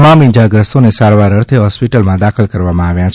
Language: Gujarati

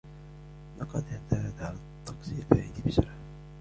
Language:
Arabic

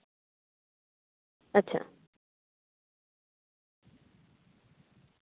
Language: Santali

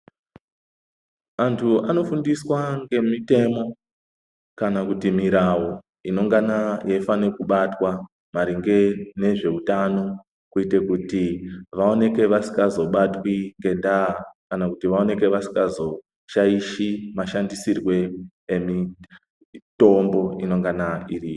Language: Ndau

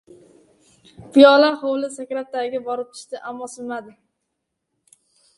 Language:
Uzbek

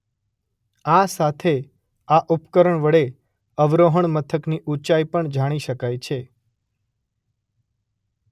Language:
Gujarati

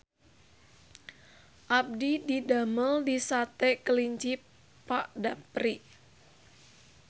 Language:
Sundanese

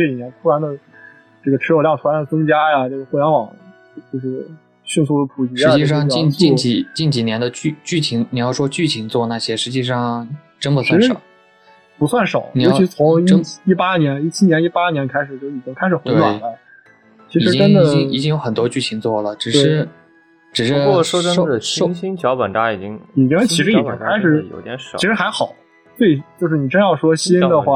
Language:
Chinese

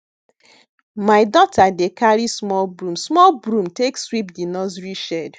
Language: Nigerian Pidgin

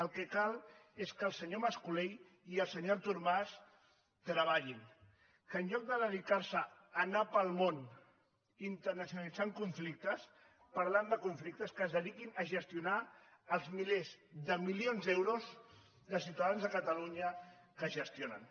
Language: Catalan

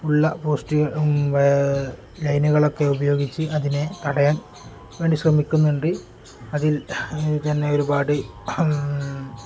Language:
Malayalam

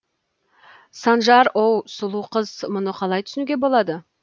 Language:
Kazakh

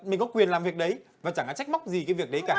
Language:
Vietnamese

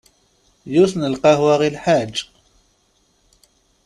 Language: Kabyle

